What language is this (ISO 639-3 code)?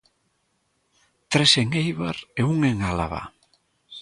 glg